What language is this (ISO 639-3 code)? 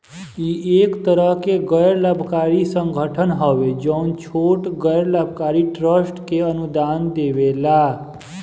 bho